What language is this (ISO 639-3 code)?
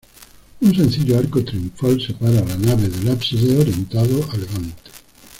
spa